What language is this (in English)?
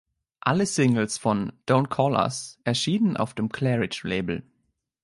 German